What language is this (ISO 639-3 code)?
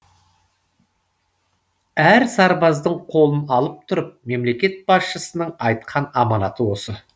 kaz